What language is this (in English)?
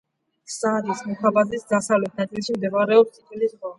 Georgian